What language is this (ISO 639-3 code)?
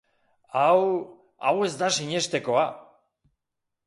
eus